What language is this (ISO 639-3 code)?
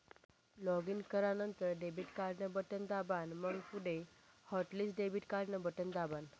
mar